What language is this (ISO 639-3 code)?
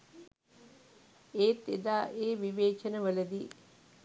sin